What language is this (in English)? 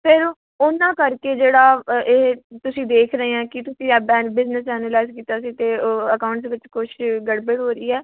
Punjabi